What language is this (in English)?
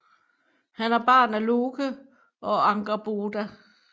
Danish